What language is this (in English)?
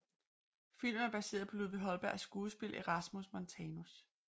Danish